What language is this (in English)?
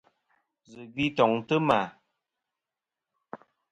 Kom